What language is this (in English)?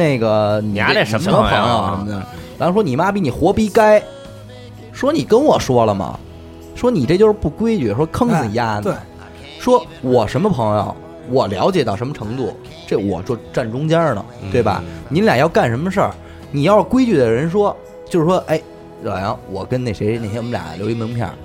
Chinese